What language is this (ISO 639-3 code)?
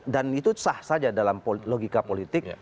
ind